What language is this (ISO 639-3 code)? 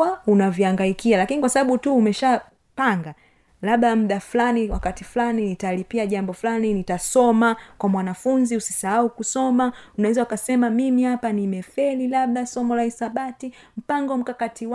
swa